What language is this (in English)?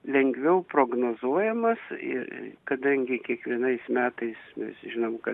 Lithuanian